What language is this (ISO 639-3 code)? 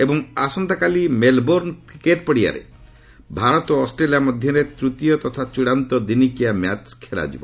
ori